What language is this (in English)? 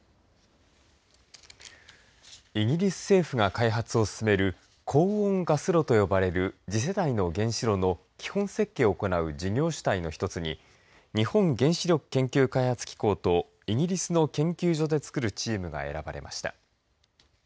Japanese